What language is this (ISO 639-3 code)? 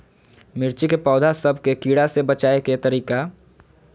mag